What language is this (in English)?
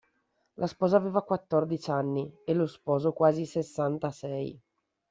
Italian